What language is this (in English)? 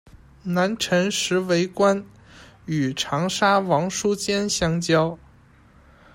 Chinese